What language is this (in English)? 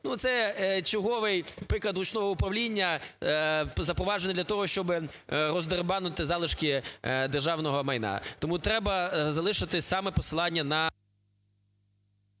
Ukrainian